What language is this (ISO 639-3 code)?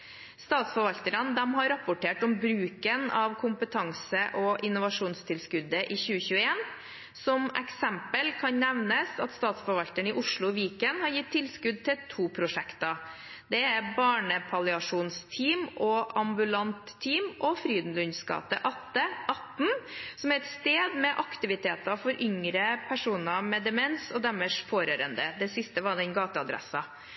nob